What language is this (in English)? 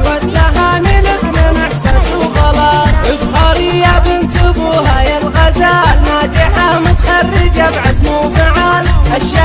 Arabic